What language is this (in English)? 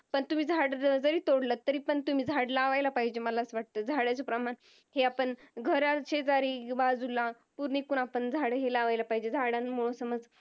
Marathi